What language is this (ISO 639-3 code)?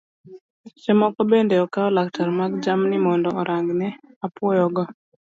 luo